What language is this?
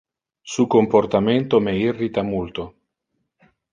Interlingua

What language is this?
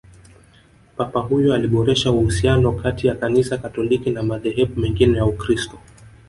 Swahili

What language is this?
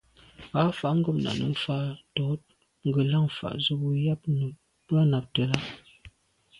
Medumba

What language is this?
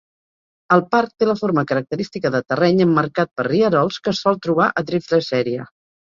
Catalan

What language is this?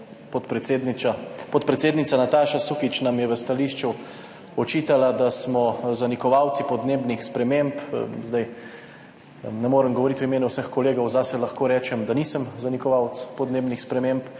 Slovenian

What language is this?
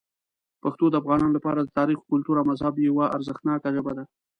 Pashto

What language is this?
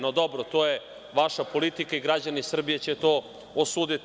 Serbian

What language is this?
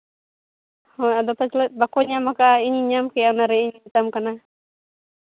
Santali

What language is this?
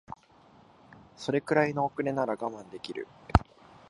Japanese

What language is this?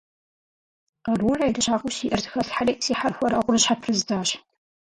Kabardian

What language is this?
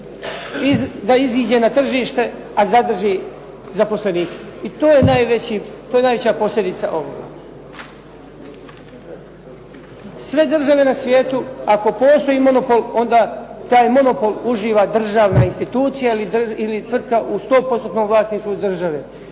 Croatian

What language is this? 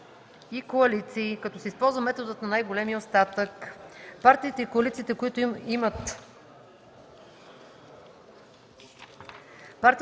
Bulgarian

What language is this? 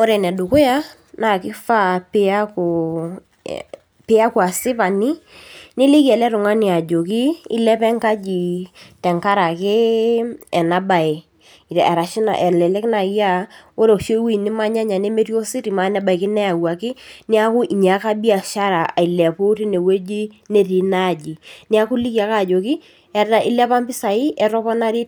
Masai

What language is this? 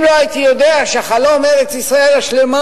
Hebrew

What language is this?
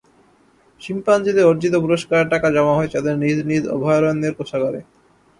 Bangla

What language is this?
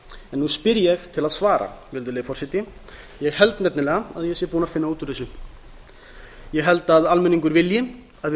Icelandic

